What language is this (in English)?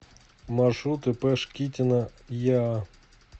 Russian